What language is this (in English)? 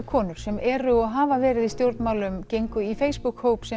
Icelandic